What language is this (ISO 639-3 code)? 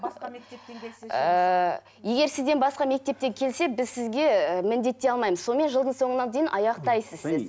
kaz